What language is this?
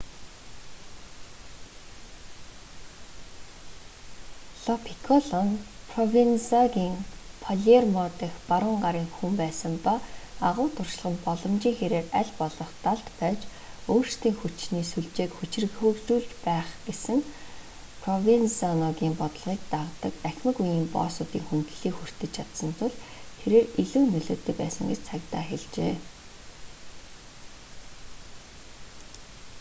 Mongolian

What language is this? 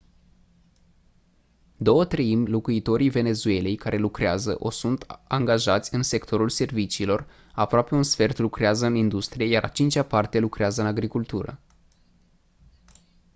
Romanian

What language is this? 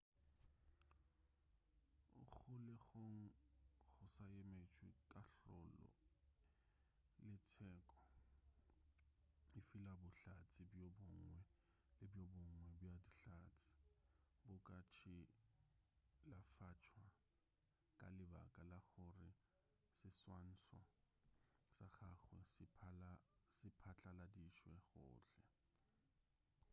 Northern Sotho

